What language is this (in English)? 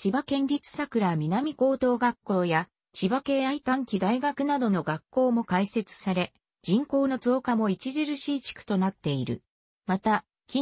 Japanese